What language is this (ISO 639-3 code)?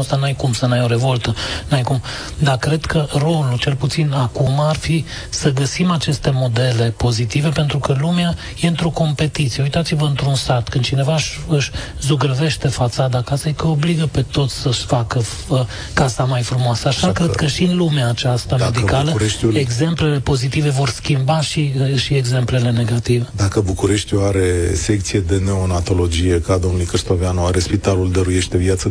ron